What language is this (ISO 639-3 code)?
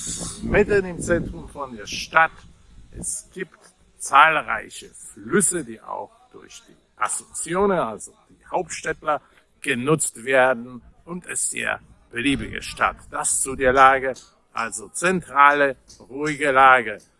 deu